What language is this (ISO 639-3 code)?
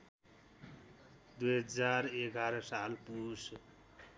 nep